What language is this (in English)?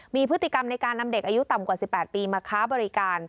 Thai